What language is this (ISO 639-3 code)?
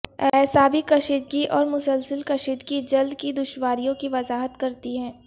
urd